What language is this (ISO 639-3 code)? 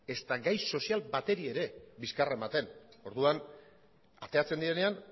eus